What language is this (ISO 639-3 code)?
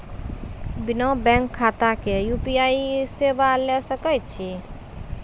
mai